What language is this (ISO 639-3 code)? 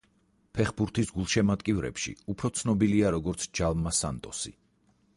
kat